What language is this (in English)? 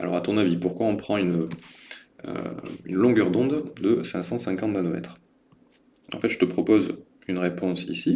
French